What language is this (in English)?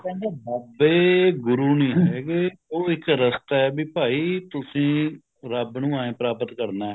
Punjabi